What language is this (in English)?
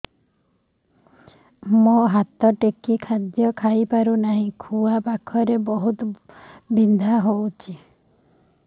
Odia